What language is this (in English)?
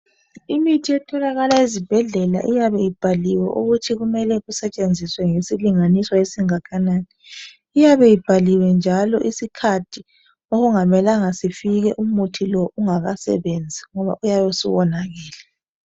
North Ndebele